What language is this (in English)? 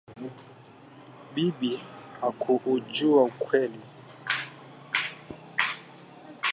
Swahili